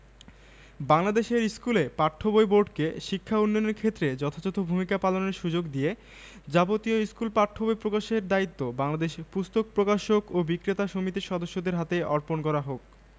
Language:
Bangla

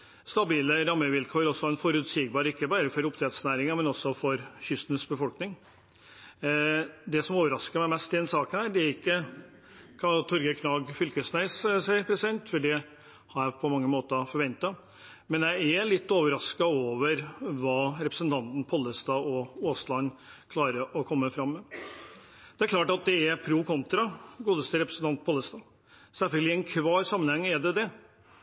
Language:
Norwegian Bokmål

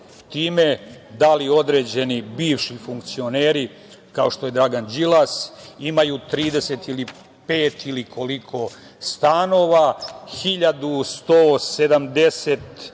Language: Serbian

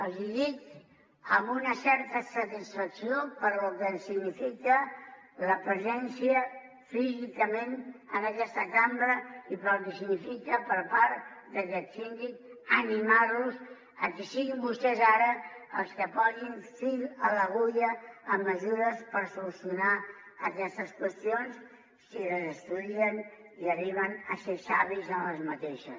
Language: Catalan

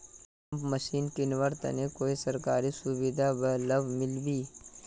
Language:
Magahi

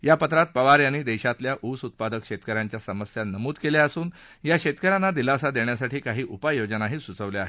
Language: Marathi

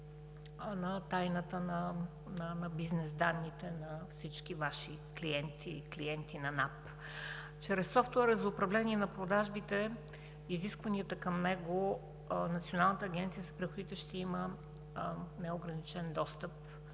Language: Bulgarian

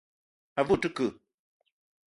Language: Eton (Cameroon)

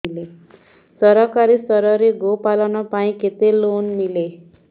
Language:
Odia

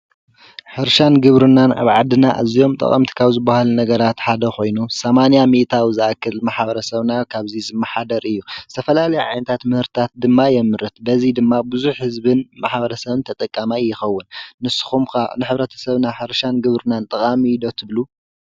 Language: Tigrinya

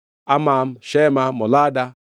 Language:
Luo (Kenya and Tanzania)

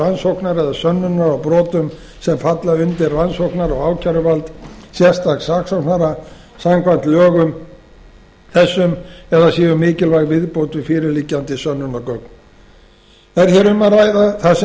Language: Icelandic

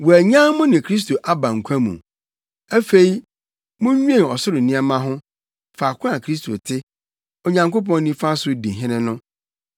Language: Akan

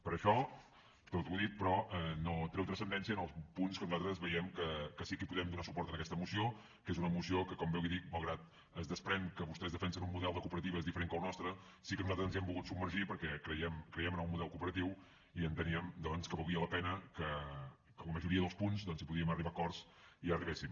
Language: Catalan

